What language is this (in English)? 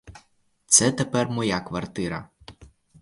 Ukrainian